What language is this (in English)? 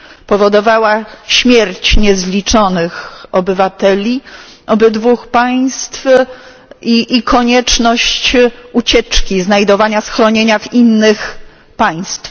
Polish